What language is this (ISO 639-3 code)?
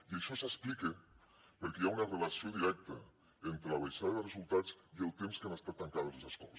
cat